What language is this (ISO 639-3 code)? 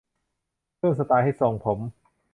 tha